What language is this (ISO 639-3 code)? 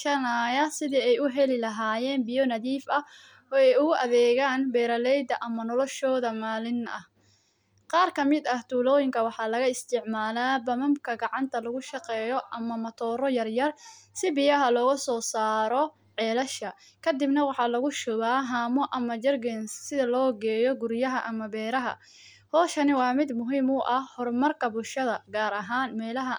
som